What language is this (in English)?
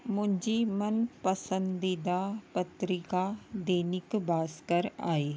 Sindhi